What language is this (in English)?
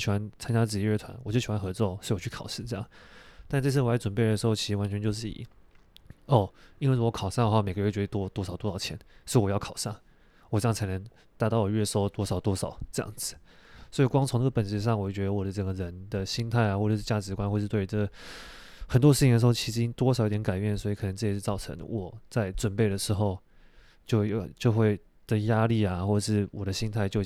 Chinese